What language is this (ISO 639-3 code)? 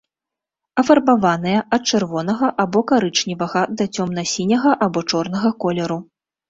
bel